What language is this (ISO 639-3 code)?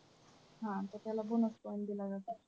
mar